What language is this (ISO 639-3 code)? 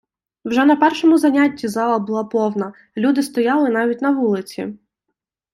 ukr